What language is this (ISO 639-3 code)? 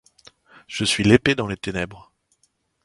fra